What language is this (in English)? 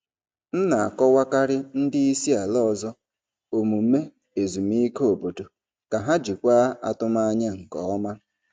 Igbo